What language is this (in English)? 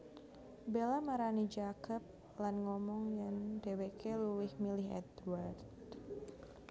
Javanese